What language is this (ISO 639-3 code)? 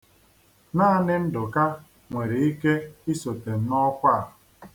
ibo